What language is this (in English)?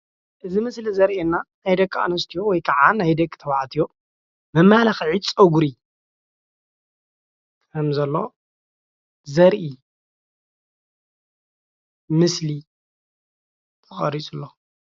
Tigrinya